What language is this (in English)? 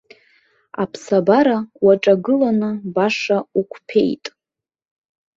Abkhazian